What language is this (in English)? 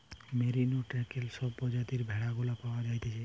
Bangla